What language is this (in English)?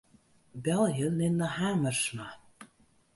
Western Frisian